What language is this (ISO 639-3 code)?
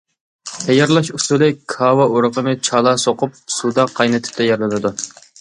uig